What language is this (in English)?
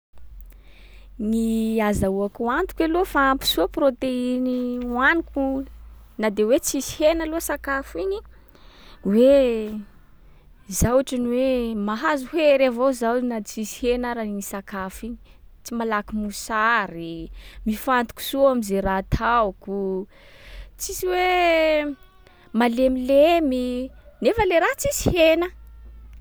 Sakalava Malagasy